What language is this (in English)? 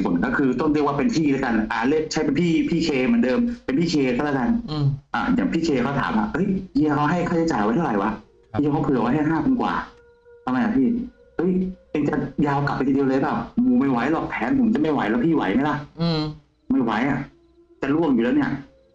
Thai